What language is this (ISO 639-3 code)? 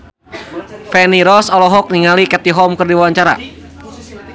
sun